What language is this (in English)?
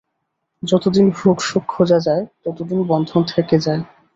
Bangla